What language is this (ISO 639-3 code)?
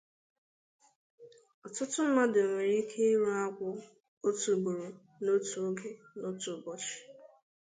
ibo